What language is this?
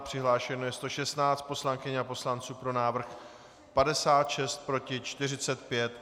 Czech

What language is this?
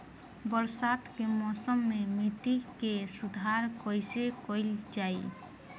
Bhojpuri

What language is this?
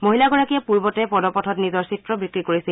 Assamese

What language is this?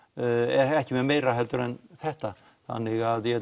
Icelandic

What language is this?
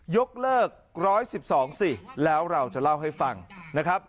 Thai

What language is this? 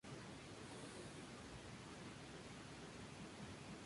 Spanish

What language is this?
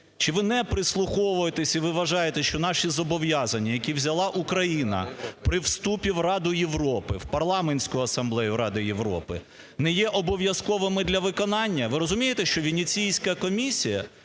Ukrainian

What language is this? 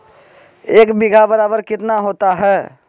Magahi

